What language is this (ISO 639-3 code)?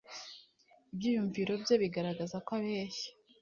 kin